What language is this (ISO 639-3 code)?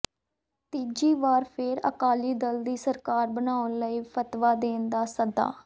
pan